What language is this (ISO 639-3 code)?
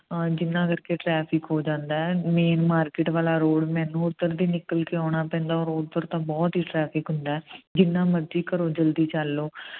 pan